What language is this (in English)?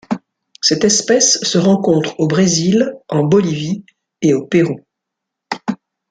French